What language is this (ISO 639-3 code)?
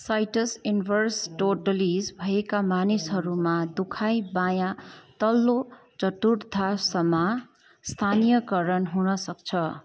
nep